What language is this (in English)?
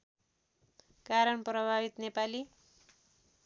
Nepali